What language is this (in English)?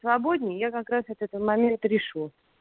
Russian